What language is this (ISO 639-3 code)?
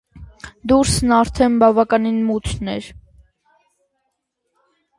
hye